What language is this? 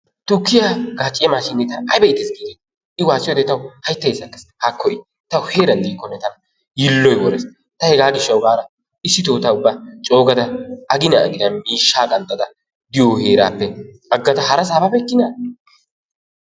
Wolaytta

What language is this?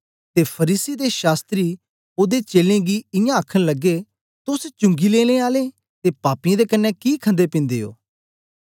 Dogri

